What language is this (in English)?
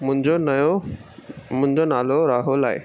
Sindhi